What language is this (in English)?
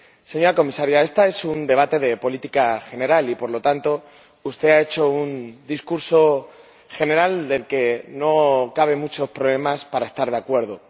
Spanish